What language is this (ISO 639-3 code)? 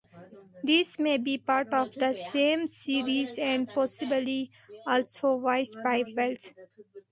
eng